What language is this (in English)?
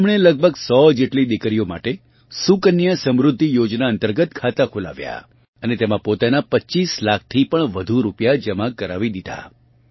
Gujarati